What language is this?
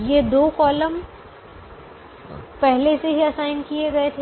Hindi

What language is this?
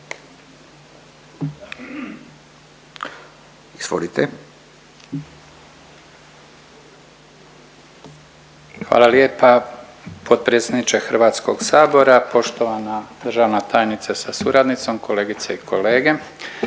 Croatian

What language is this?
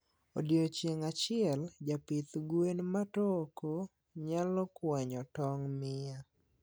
Luo (Kenya and Tanzania)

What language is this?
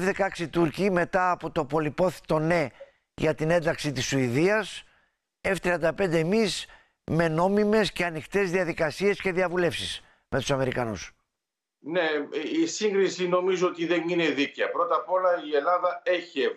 Greek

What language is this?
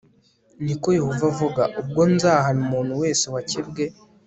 Kinyarwanda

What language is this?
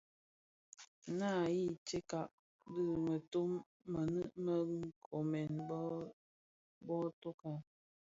Bafia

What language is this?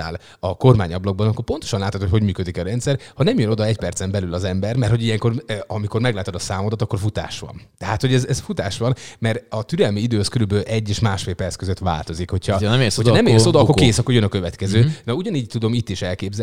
Hungarian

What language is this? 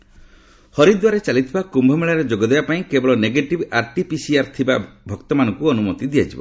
Odia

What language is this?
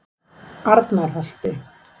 Icelandic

